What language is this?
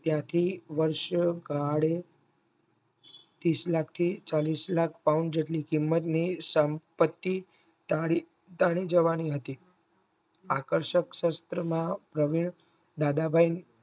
Gujarati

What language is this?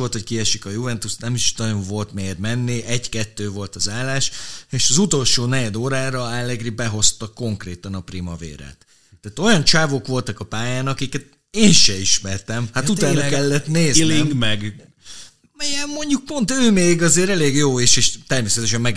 Hungarian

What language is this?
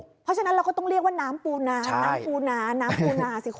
Thai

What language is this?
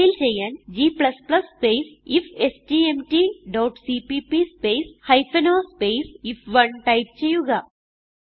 Malayalam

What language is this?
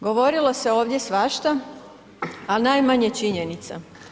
Croatian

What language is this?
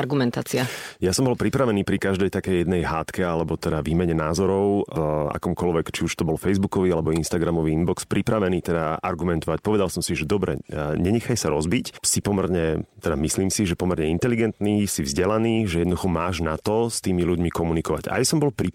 Slovak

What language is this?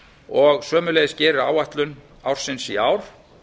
Icelandic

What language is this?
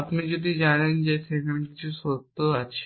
Bangla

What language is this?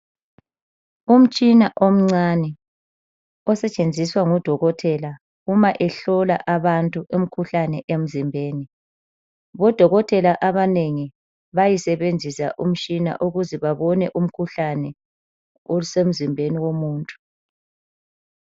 North Ndebele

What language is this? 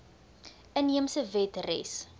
Afrikaans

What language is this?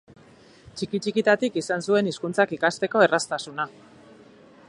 Basque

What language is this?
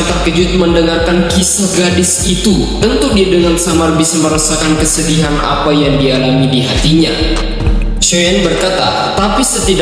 Indonesian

